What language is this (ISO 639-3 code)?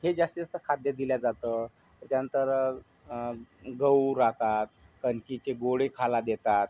mar